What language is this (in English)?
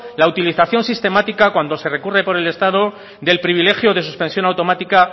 Spanish